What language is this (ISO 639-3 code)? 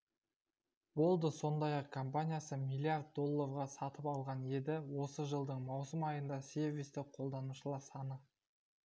kaz